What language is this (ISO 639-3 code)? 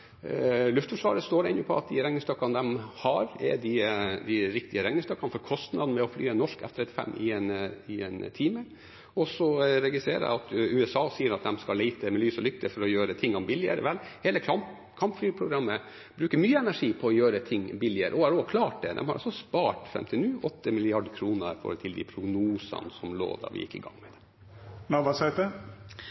nor